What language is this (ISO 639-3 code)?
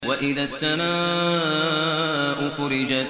ara